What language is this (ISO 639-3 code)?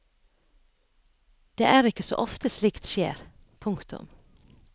nor